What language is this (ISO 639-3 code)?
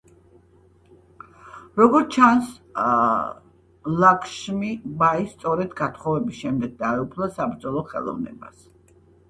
kat